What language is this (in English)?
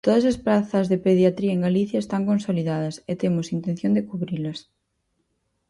Galician